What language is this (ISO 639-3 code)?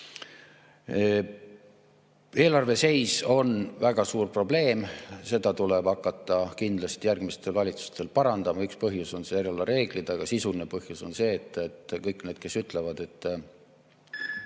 est